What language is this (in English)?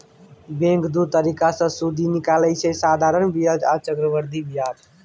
Maithili